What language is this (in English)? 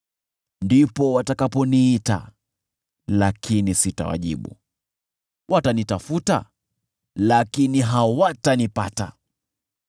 Swahili